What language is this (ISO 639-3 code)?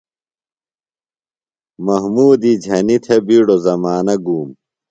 phl